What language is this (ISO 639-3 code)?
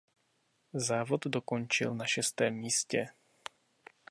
ces